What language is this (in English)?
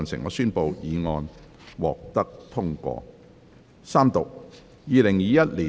Cantonese